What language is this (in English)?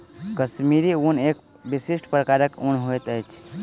Maithili